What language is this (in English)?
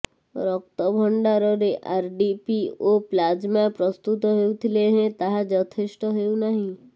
Odia